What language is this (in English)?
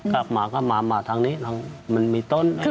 Thai